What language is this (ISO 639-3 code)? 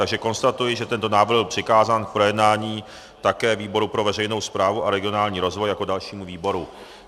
ces